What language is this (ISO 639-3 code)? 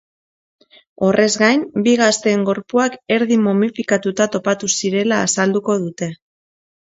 eus